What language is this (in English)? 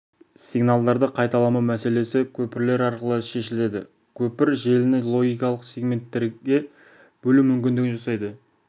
Kazakh